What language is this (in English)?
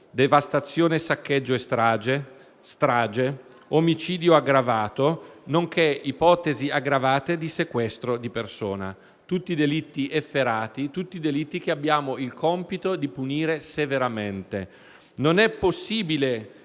Italian